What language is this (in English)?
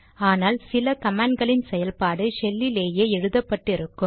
Tamil